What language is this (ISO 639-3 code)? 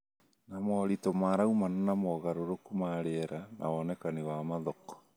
kik